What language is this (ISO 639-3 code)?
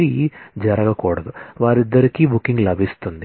tel